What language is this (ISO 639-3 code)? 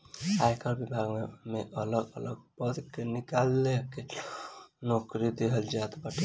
bho